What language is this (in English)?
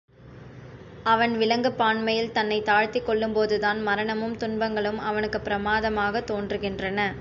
Tamil